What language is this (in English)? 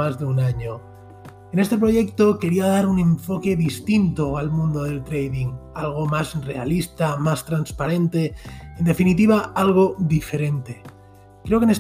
Spanish